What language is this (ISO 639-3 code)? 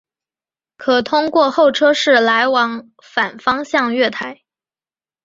zho